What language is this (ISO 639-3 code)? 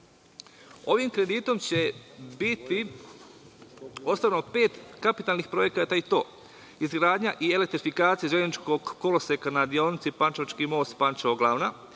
srp